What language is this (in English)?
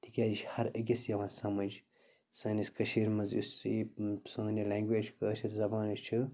Kashmiri